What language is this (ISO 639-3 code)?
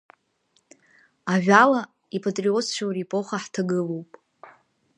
abk